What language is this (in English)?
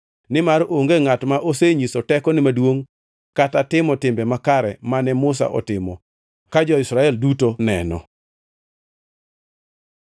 Luo (Kenya and Tanzania)